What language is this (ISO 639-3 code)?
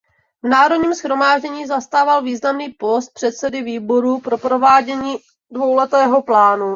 ces